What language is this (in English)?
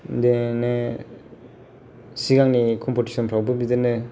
Bodo